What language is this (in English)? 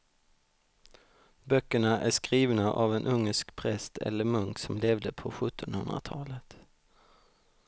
Swedish